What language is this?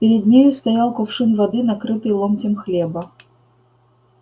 Russian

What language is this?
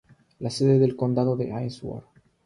Spanish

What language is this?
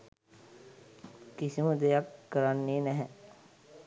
Sinhala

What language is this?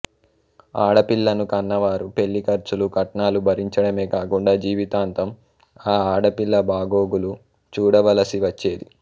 Telugu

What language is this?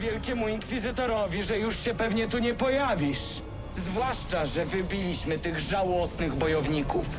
Polish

